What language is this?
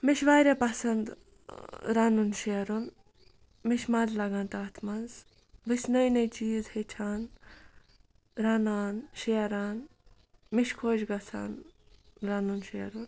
Kashmiri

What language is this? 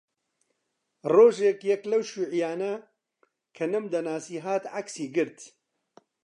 Central Kurdish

